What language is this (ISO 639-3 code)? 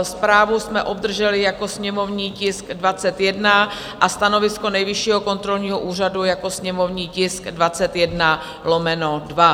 ces